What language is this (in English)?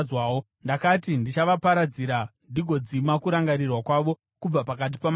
Shona